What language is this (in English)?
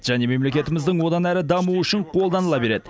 Kazakh